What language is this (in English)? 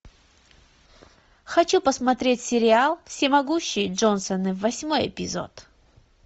Russian